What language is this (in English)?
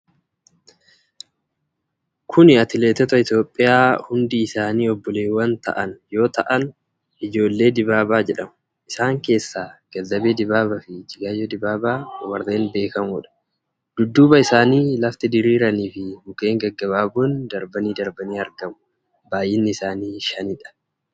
Oromo